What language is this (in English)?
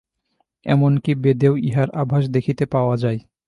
Bangla